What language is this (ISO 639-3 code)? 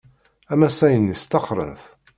kab